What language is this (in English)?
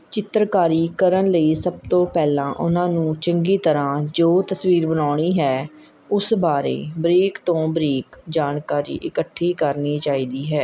Punjabi